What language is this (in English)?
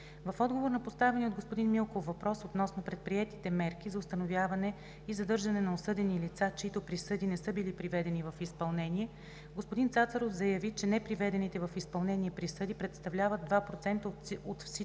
Bulgarian